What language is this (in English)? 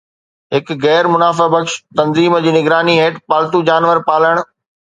Sindhi